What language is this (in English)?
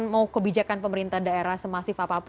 Indonesian